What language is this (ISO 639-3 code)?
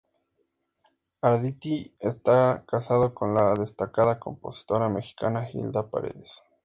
spa